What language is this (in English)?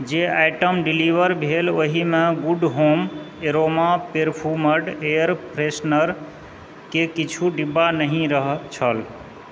Maithili